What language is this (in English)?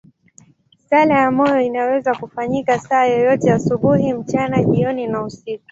Swahili